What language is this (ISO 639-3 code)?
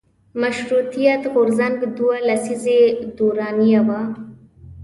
pus